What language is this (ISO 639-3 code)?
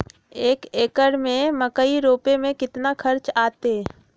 mag